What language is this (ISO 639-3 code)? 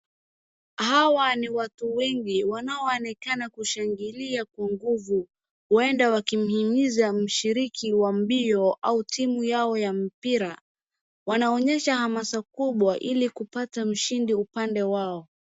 swa